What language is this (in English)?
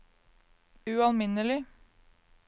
Norwegian